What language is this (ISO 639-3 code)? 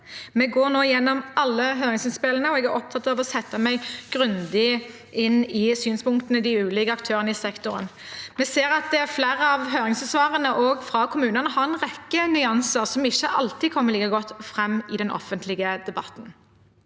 nor